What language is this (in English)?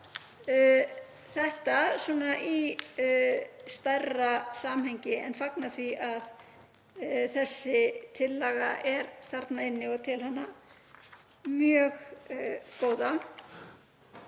Icelandic